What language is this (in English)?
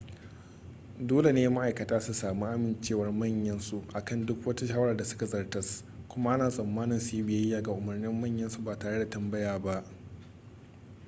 Hausa